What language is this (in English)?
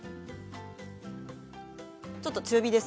Japanese